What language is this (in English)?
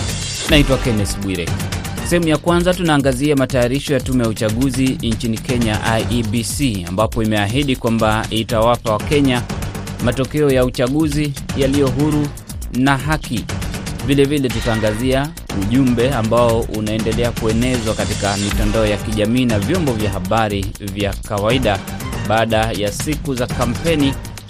Swahili